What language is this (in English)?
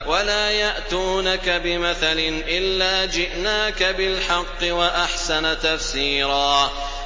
Arabic